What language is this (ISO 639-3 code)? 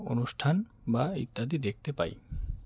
ben